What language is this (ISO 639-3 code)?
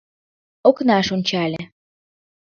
chm